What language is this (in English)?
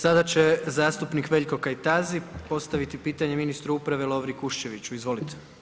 Croatian